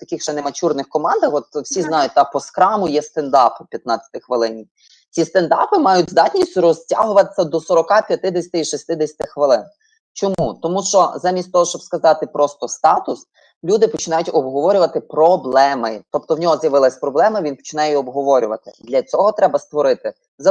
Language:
Ukrainian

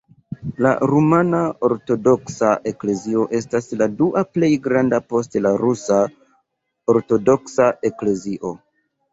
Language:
Esperanto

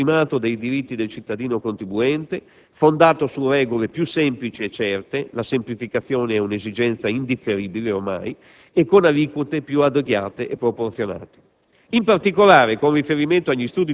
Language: Italian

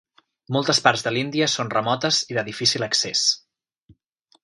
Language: Catalan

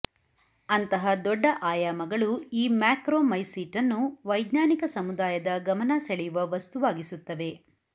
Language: Kannada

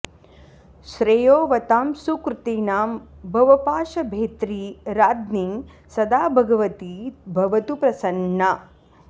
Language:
Sanskrit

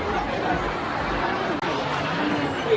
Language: Thai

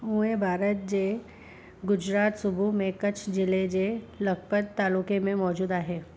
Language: Sindhi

